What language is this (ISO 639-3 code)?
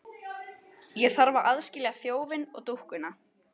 isl